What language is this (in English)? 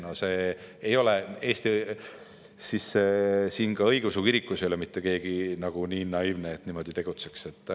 Estonian